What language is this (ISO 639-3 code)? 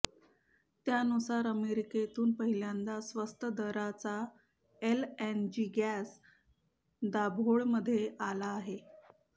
mar